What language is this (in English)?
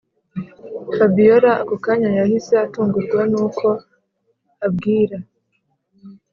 Kinyarwanda